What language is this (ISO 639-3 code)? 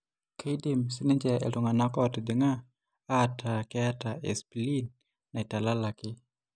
mas